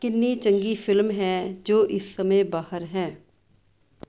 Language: Punjabi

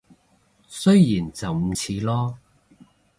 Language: Cantonese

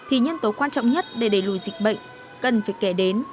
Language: Vietnamese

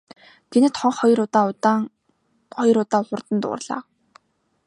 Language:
Mongolian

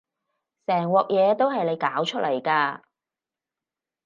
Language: Cantonese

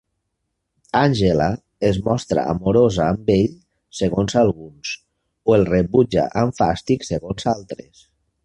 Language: Catalan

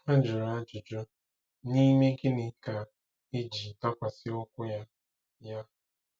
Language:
Igbo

